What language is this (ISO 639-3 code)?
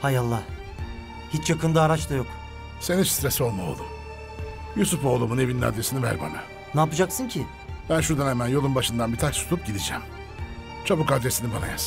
tur